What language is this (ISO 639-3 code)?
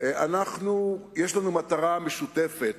heb